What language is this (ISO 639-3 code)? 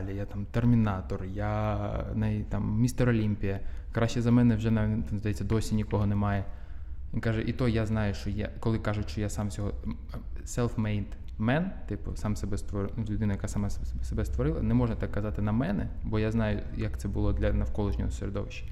ukr